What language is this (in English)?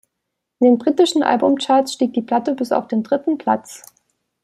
German